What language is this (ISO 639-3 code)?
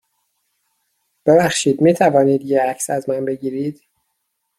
fas